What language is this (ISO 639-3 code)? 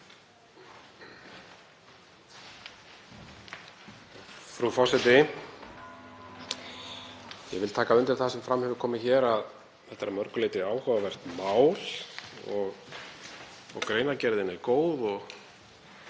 isl